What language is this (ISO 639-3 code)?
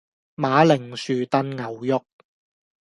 yue